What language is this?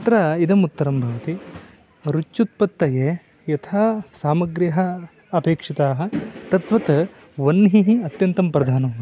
Sanskrit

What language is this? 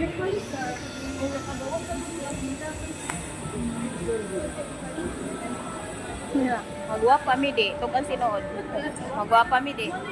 Filipino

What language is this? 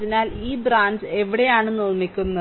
Malayalam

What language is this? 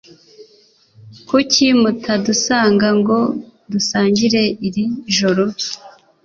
Kinyarwanda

